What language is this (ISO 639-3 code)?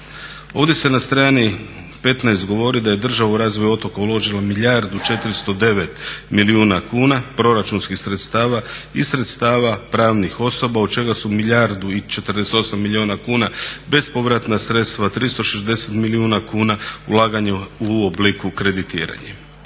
hrv